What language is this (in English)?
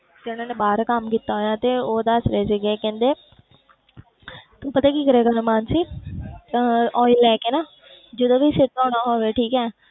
Punjabi